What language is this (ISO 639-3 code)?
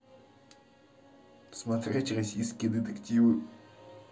rus